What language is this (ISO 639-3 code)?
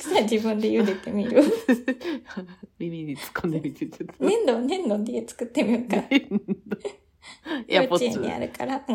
jpn